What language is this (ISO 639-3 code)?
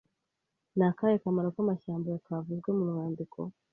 kin